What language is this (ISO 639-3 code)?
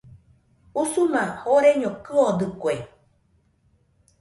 hux